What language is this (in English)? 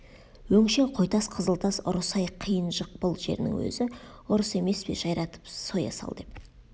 Kazakh